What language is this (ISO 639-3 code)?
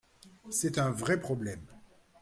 fra